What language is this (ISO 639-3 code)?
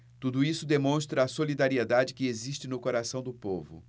por